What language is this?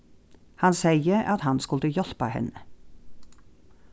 Faroese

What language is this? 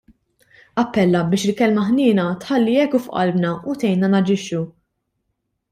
Maltese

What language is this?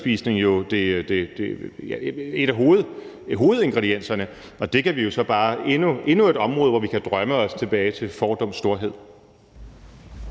Danish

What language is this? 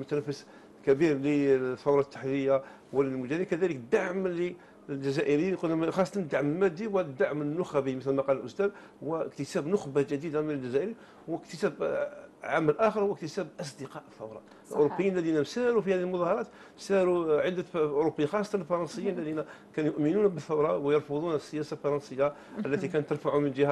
Arabic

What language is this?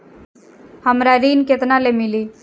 Bhojpuri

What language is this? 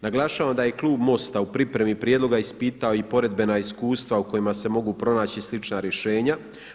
Croatian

